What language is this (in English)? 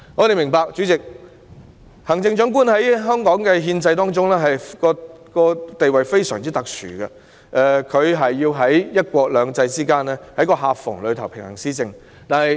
Cantonese